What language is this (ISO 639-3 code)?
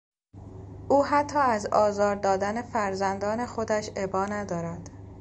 fas